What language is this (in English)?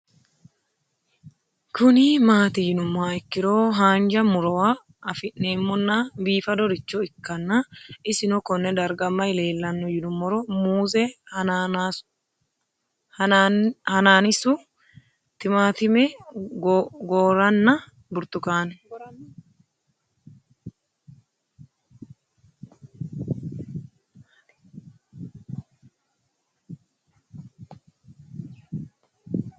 Sidamo